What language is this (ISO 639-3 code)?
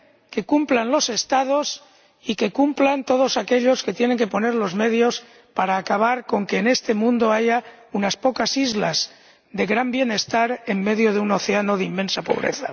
spa